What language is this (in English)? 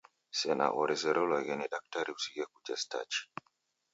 Taita